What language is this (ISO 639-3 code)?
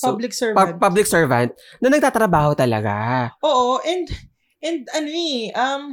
fil